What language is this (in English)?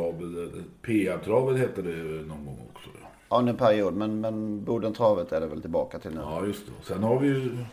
Swedish